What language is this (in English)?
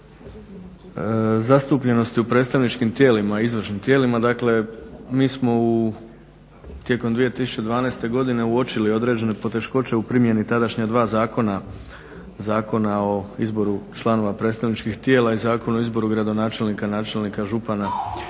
Croatian